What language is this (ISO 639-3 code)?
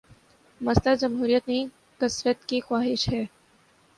urd